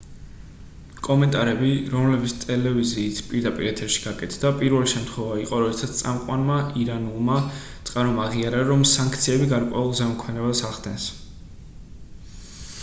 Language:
Georgian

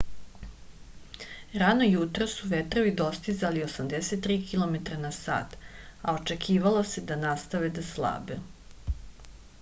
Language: Serbian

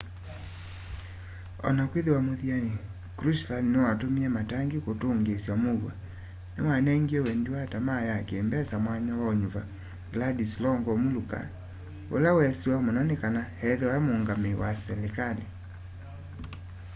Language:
Kamba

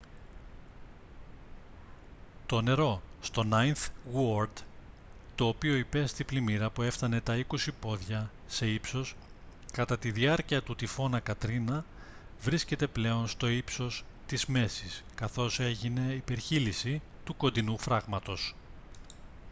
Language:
Greek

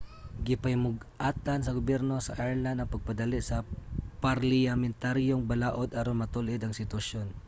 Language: Cebuano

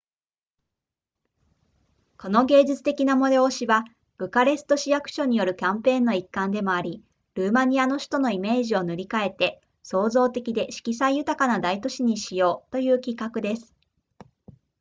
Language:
Japanese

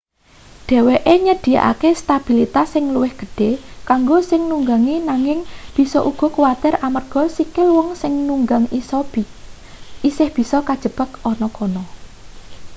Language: Javanese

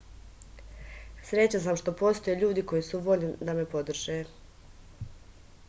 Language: Serbian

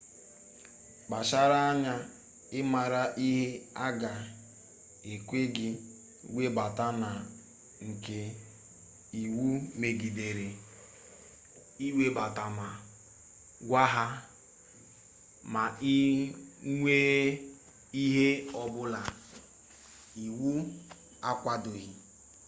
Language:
Igbo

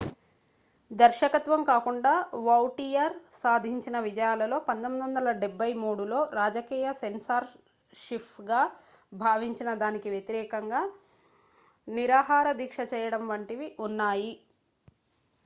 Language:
Telugu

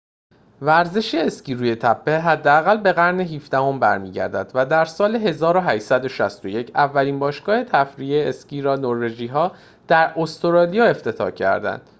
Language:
Persian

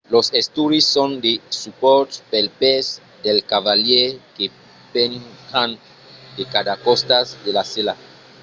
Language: Occitan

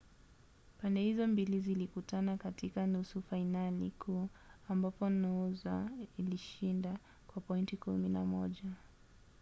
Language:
Swahili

